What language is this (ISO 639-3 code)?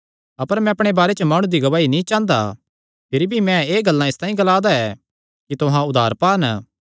xnr